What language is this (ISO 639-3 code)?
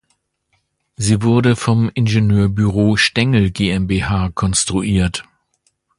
deu